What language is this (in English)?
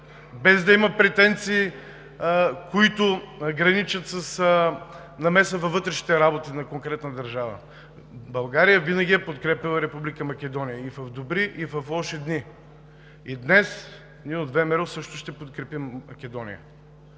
Bulgarian